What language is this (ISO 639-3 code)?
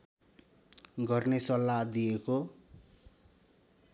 nep